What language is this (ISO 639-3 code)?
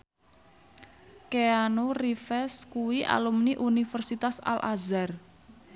jav